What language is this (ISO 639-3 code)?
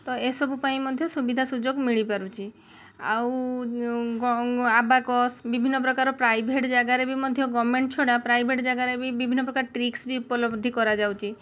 ori